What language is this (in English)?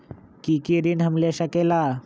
Magahi